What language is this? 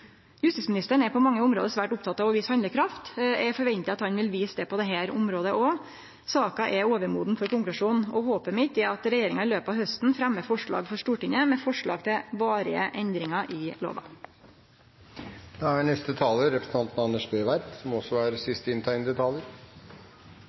Norwegian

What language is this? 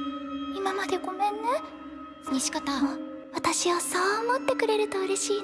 Japanese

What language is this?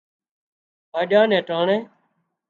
Wadiyara Koli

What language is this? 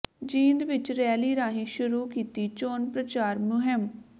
Punjabi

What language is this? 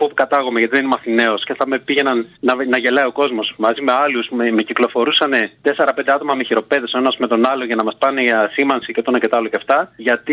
Greek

